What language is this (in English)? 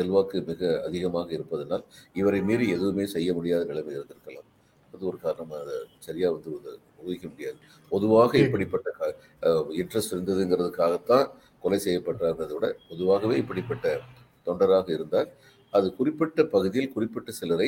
Tamil